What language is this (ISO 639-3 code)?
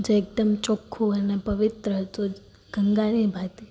guj